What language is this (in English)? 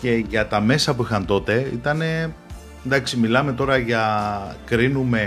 Greek